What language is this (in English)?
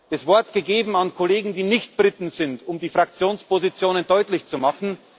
German